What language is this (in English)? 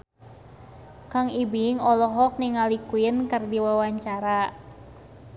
Sundanese